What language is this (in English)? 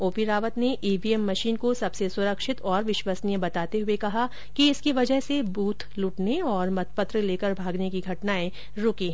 Hindi